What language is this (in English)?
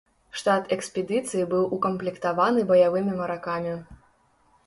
Belarusian